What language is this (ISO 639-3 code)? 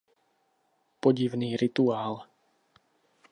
ces